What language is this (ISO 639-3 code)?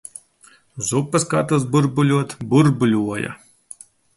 lav